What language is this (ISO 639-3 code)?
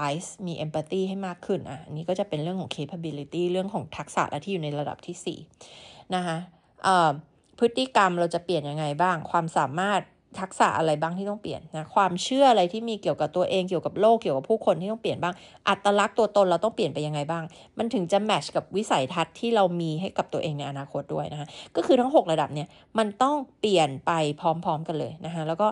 tha